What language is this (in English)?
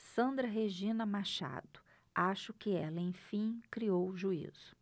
Portuguese